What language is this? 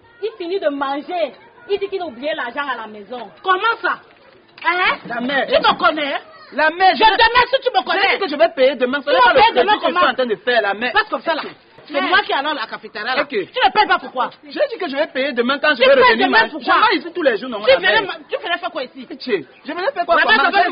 French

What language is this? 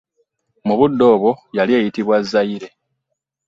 Ganda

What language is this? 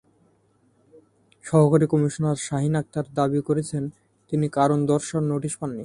Bangla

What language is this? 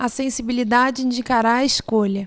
Portuguese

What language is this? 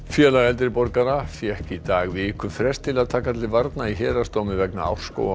Icelandic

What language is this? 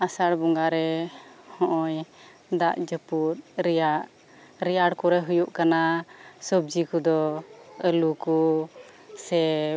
Santali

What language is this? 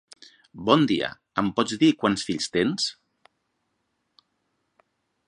Catalan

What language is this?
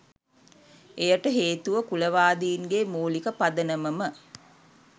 Sinhala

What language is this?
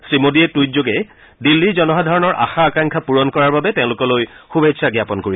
Assamese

